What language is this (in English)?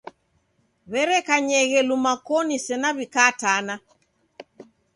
Taita